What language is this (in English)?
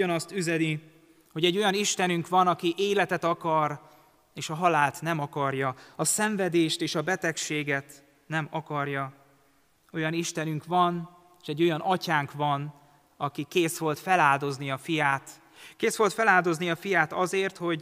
Hungarian